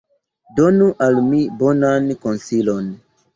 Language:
Esperanto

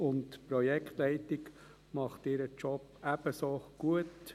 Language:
Swiss German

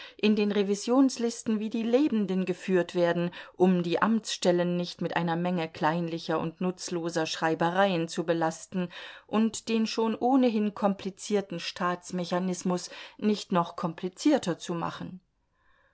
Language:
German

